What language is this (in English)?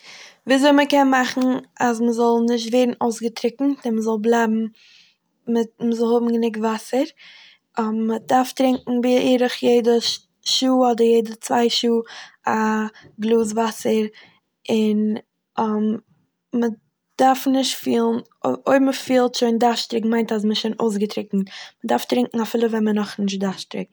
Yiddish